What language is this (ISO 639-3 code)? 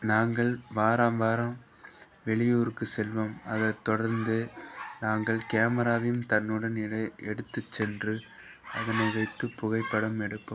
tam